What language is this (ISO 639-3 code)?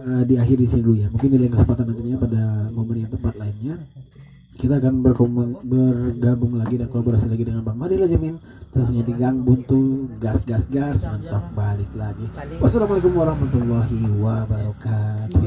ind